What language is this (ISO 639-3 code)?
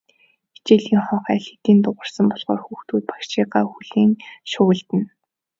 mon